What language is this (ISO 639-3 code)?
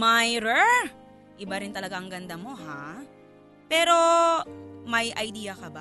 fil